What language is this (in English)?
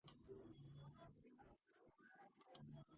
Georgian